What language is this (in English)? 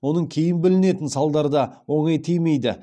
Kazakh